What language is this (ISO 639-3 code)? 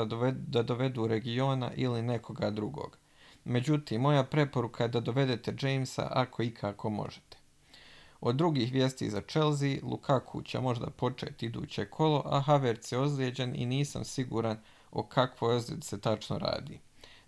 hrv